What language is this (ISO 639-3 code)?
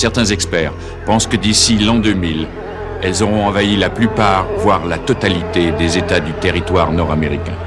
fra